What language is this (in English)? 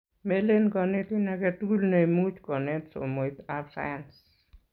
Kalenjin